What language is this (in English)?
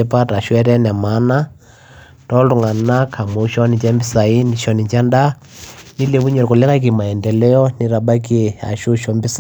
Masai